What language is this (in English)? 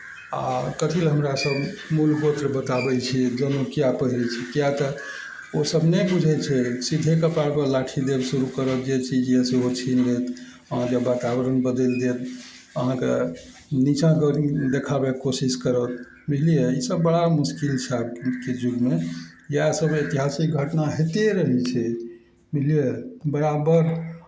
Maithili